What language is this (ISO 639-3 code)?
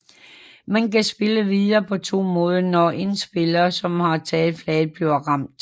dan